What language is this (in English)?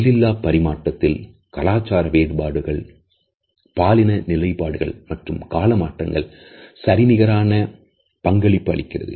Tamil